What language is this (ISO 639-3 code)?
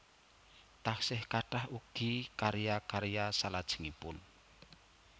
jav